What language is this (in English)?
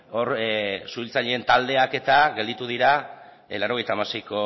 Basque